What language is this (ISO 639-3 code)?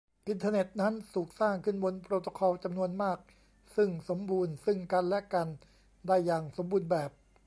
tha